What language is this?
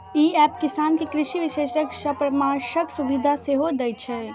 Maithili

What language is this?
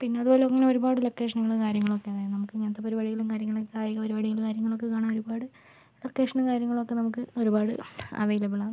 Malayalam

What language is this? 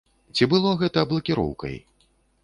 Belarusian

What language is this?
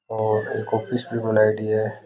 Rajasthani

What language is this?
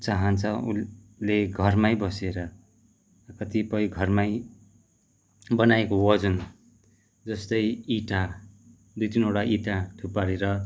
Nepali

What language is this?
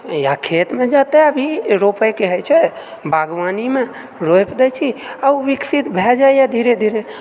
Maithili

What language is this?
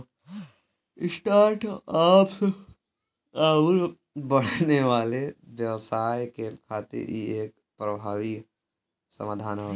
Bhojpuri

